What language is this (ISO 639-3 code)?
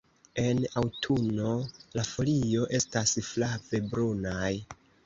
epo